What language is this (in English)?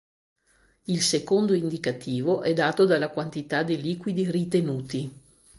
Italian